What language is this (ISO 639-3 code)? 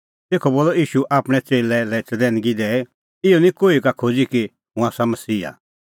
kfx